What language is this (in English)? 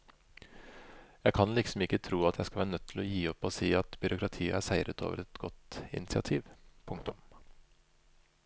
Norwegian